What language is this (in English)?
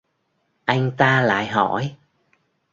Vietnamese